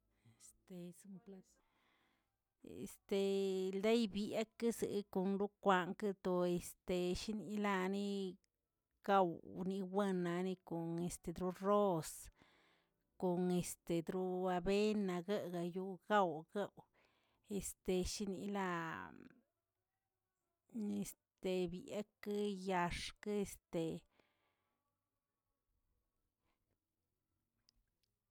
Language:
Tilquiapan Zapotec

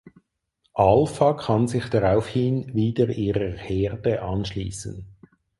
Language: German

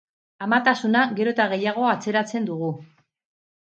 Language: Basque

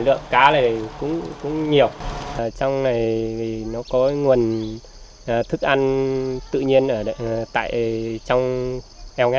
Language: Vietnamese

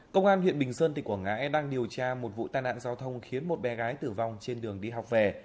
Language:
Vietnamese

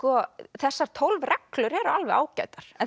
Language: Icelandic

